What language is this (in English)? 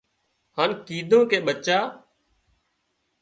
Wadiyara Koli